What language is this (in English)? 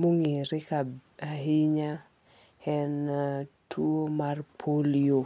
Luo (Kenya and Tanzania)